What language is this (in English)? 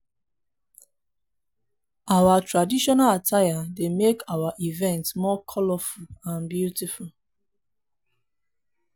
Nigerian Pidgin